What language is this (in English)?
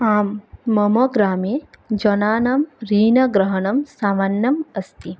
Sanskrit